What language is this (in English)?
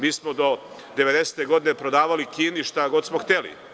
Serbian